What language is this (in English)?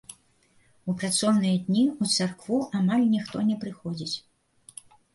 Belarusian